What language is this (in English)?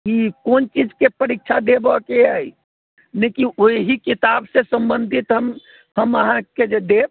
Maithili